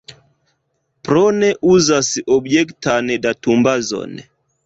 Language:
Esperanto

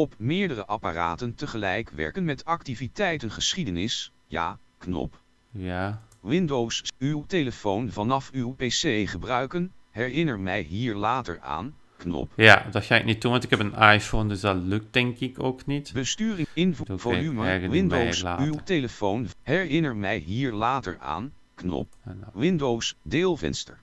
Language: Dutch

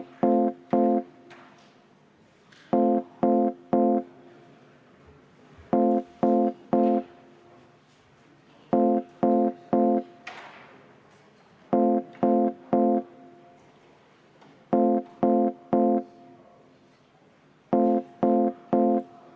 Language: Estonian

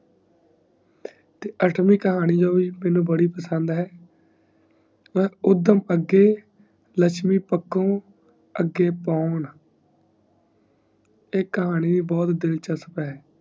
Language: Punjabi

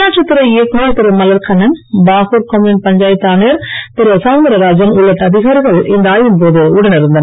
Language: Tamil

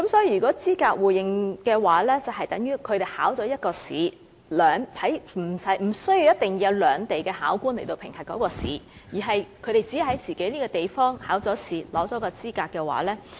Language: Cantonese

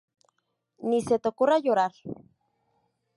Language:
Spanish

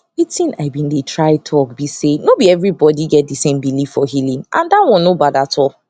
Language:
Nigerian Pidgin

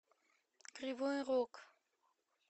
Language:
Russian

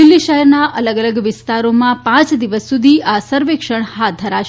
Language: Gujarati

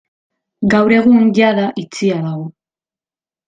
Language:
Basque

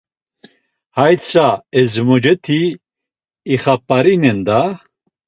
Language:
Laz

